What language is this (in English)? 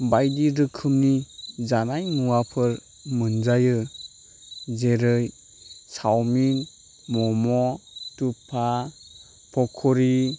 Bodo